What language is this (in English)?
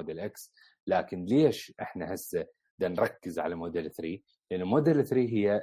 Arabic